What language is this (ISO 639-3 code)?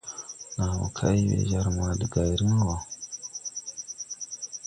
tui